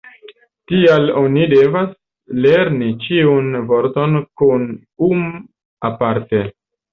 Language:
Esperanto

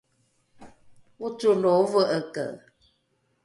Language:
Rukai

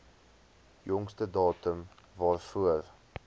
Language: Afrikaans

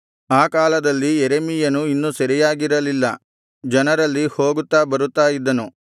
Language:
Kannada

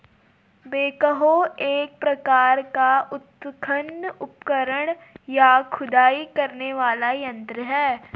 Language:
Hindi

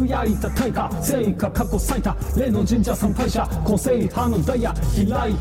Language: Japanese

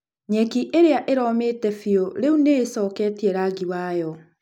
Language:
Kikuyu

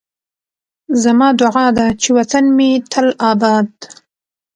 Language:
Pashto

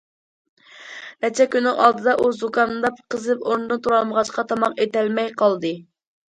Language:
Uyghur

